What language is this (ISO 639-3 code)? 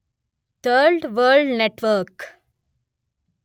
tel